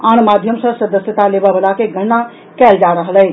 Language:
Maithili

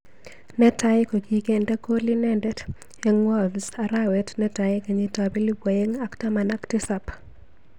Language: Kalenjin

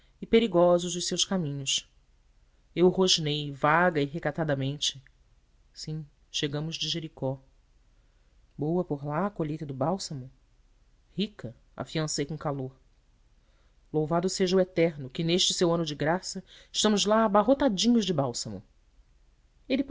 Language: Portuguese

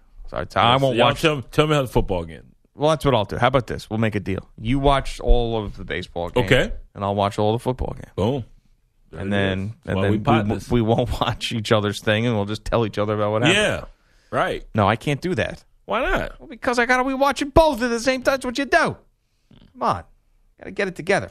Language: English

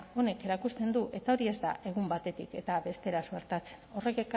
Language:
Basque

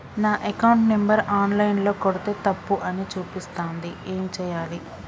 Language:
Telugu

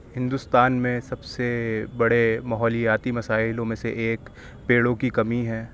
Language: Urdu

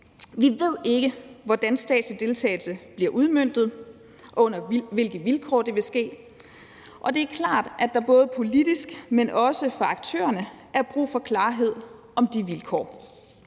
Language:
Danish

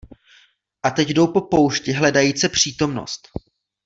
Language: Czech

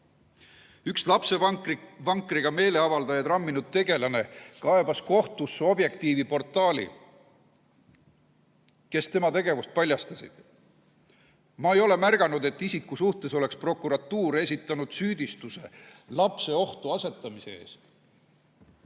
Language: Estonian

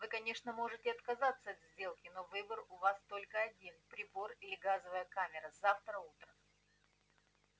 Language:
Russian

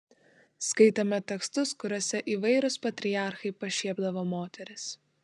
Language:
Lithuanian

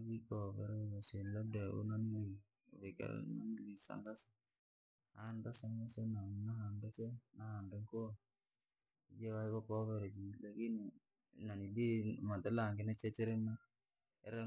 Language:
Langi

